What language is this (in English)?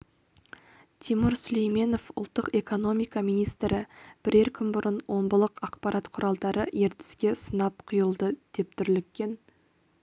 Kazakh